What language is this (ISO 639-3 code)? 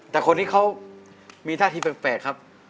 tha